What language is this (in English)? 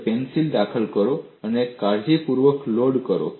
Gujarati